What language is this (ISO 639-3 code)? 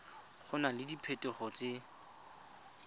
tsn